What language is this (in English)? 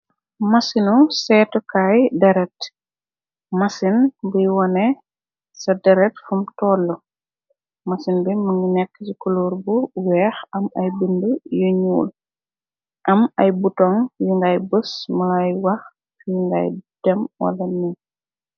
Wolof